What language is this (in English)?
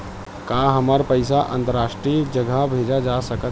Chhattisgarhi